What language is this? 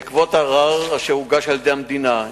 Hebrew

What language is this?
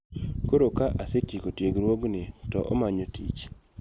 Luo (Kenya and Tanzania)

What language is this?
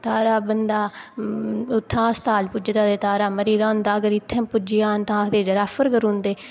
Dogri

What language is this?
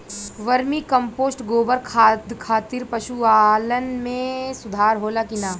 Bhojpuri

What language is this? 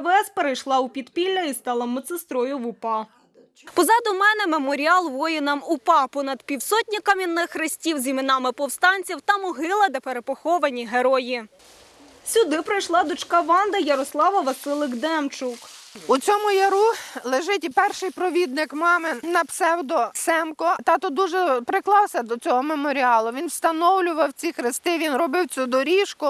Ukrainian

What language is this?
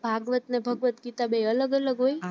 Gujarati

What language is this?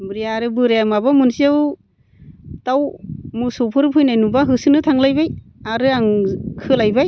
Bodo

